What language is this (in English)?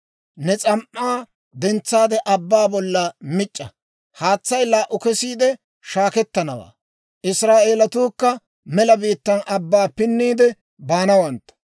Dawro